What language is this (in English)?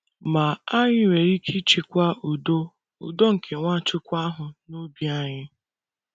Igbo